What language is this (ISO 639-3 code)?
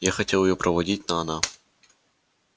rus